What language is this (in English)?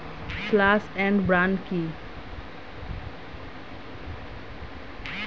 Bangla